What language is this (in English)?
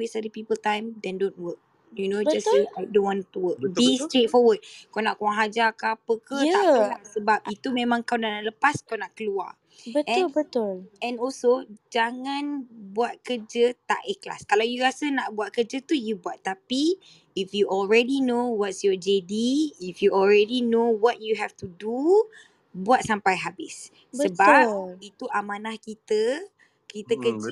Malay